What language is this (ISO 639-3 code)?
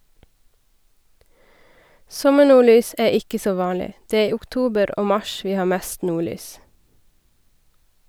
nor